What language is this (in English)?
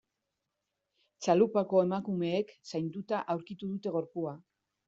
Basque